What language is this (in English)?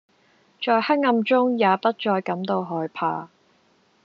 Cantonese